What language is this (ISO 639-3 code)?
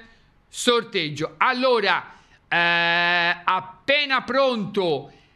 ita